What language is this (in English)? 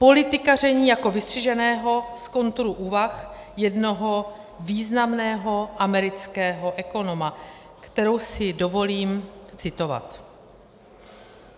Czech